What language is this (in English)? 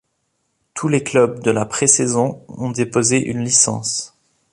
French